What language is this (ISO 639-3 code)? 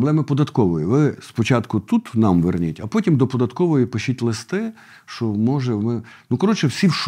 ukr